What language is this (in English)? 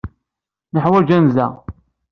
Kabyle